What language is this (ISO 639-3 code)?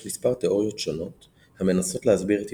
heb